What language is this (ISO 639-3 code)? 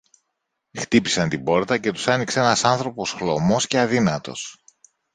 ell